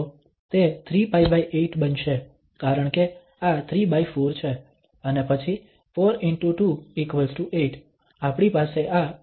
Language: Gujarati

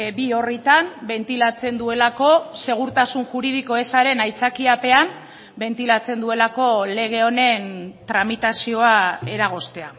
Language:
Basque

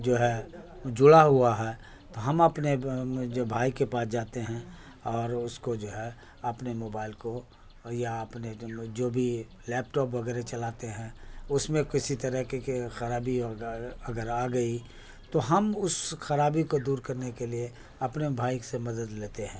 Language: Urdu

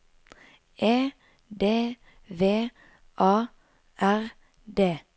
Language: Norwegian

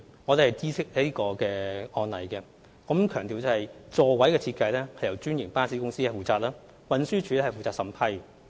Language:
Cantonese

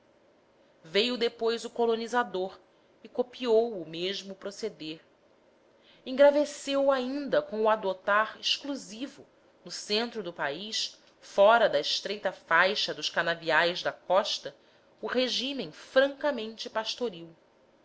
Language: Portuguese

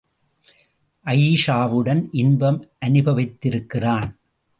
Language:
Tamil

